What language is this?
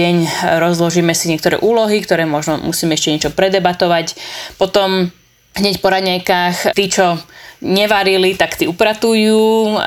Slovak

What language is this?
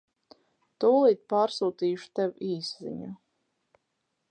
Latvian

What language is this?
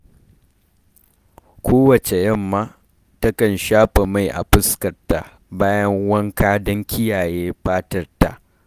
Hausa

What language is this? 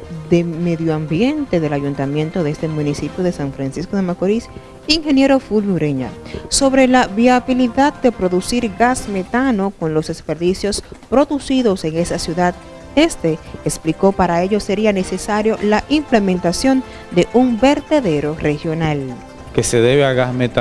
Spanish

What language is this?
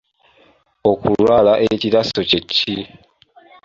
Ganda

